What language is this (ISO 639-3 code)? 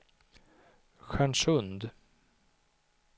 swe